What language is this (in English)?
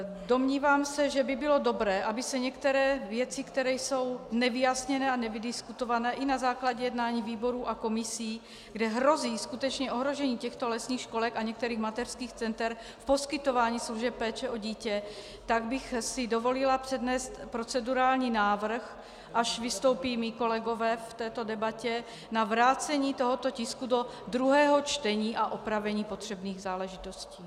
Czech